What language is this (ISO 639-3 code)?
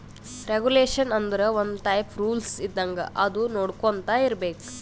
kan